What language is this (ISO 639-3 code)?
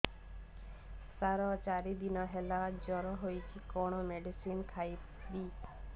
ori